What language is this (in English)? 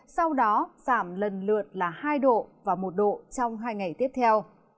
Vietnamese